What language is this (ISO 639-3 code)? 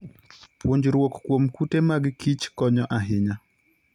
luo